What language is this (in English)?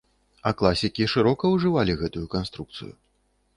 Belarusian